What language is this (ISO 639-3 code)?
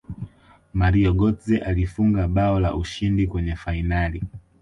swa